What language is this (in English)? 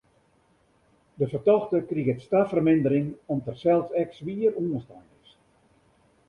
Western Frisian